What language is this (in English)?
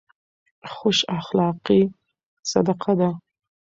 Pashto